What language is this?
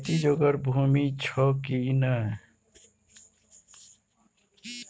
Maithili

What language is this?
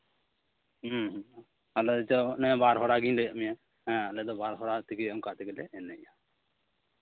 Santali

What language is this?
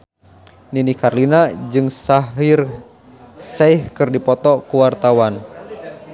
Sundanese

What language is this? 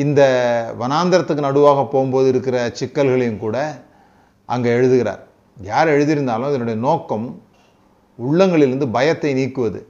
Tamil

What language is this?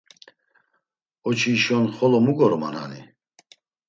Laz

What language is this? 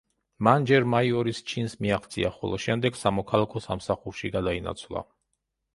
Georgian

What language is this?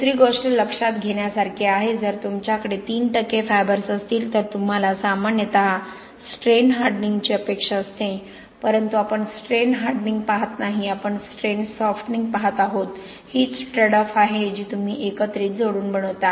Marathi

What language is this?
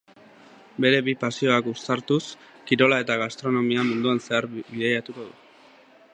Basque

